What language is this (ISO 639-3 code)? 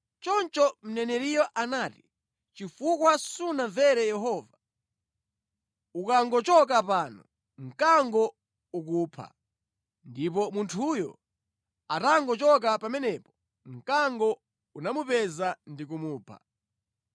nya